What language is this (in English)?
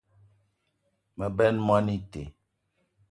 Eton (Cameroon)